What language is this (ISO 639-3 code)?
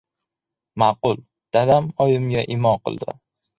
uzb